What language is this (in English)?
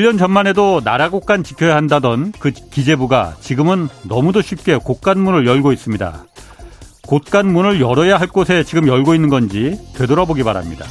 Korean